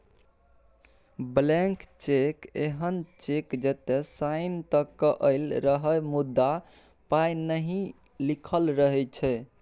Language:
Maithili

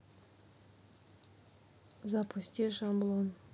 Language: Russian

